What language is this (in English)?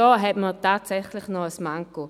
Swiss German